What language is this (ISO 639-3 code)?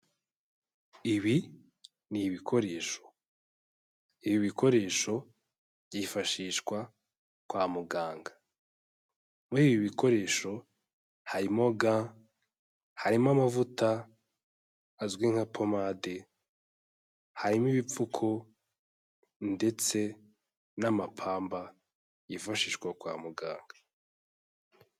kin